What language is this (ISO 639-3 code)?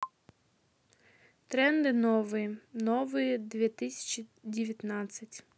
rus